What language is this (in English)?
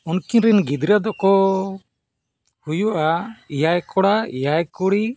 Santali